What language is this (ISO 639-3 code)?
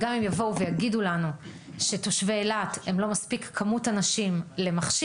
heb